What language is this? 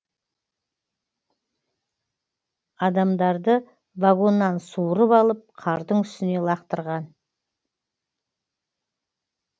Kazakh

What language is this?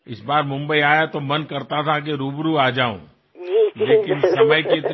Assamese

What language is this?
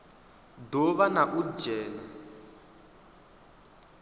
Venda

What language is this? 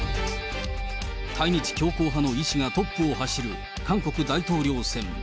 Japanese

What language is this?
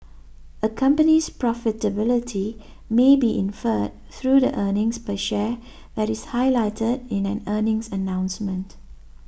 English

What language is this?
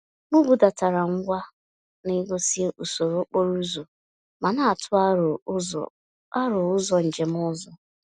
Igbo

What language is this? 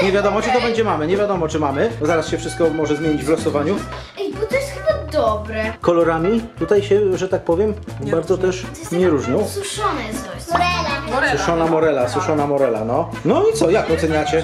Polish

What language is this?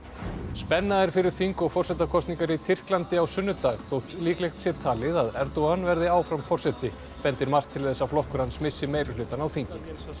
Icelandic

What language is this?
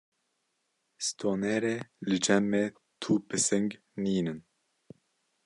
Kurdish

